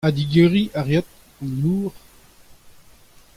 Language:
Breton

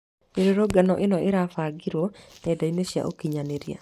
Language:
Kikuyu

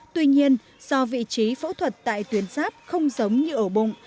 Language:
Vietnamese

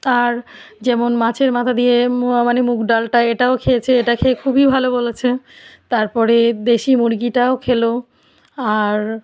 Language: Bangla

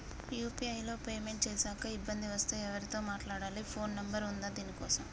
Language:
Telugu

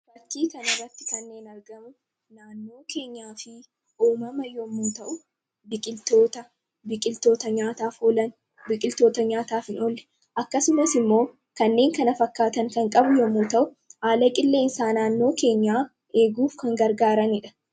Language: Oromo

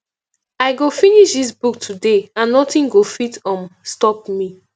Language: Nigerian Pidgin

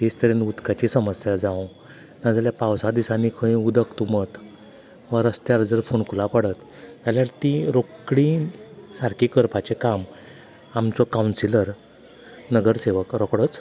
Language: Konkani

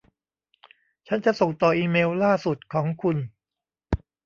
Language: Thai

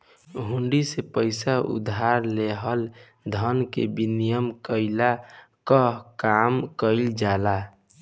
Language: Bhojpuri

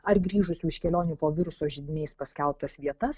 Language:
Lithuanian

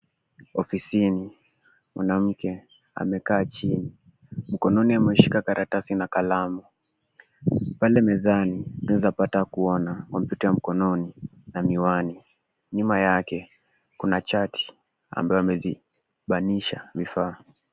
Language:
Swahili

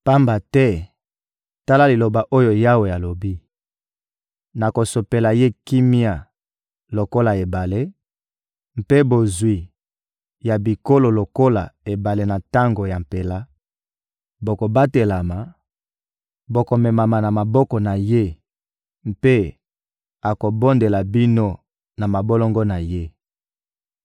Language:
Lingala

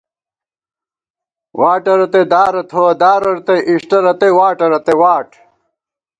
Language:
Gawar-Bati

